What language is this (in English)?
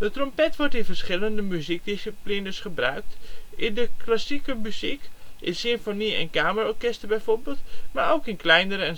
Dutch